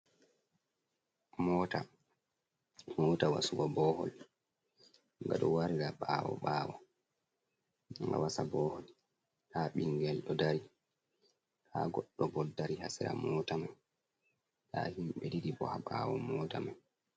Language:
Fula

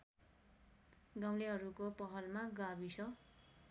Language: Nepali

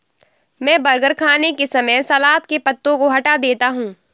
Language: Hindi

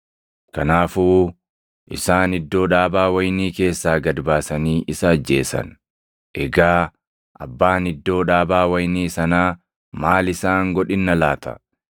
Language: Oromo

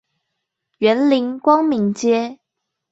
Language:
Chinese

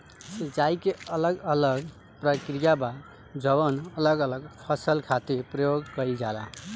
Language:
Bhojpuri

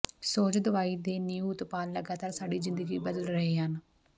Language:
Punjabi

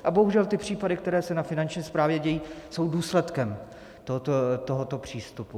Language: Czech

